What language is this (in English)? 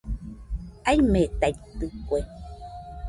Nüpode Huitoto